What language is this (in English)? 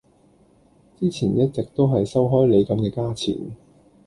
Cantonese